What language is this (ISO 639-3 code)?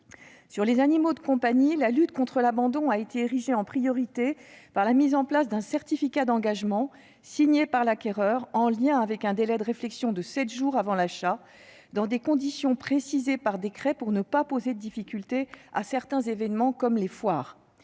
fra